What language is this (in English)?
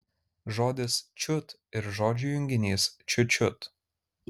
Lithuanian